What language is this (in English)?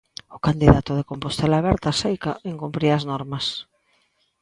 Galician